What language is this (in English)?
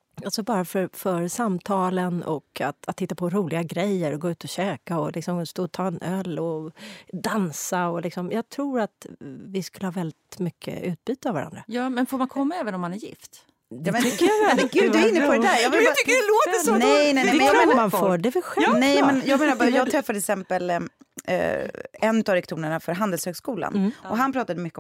Swedish